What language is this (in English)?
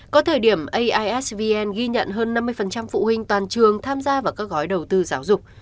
Vietnamese